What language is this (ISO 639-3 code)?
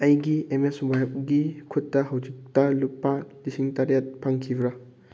mni